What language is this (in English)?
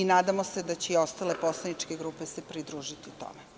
Serbian